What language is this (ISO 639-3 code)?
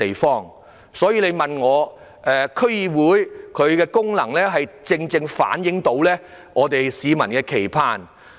yue